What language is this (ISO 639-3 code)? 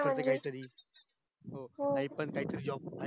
mar